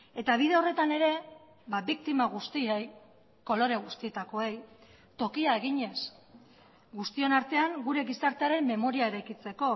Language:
Basque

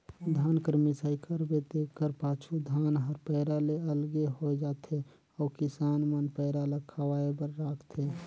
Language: Chhattisgarhi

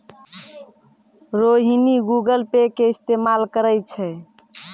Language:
Maithili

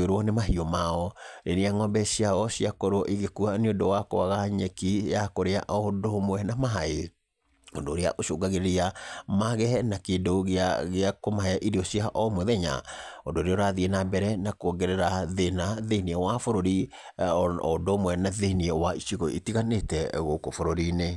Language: Kikuyu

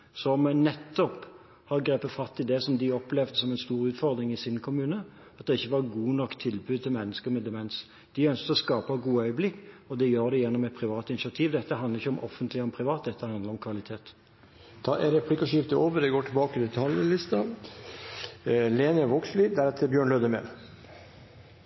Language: Norwegian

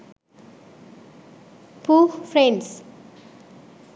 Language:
Sinhala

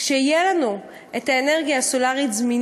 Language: Hebrew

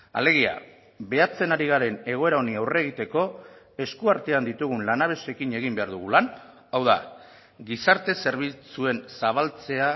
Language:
Basque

